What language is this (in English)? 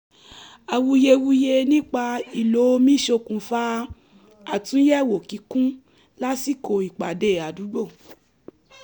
Yoruba